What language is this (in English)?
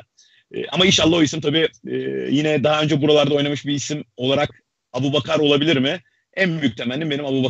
Turkish